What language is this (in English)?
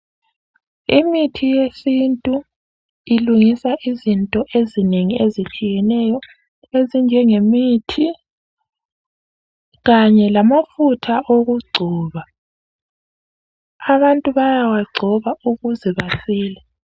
North Ndebele